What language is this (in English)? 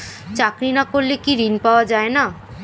Bangla